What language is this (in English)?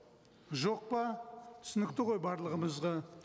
Kazakh